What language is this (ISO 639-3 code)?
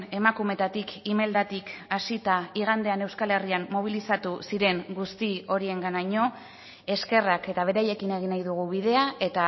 eus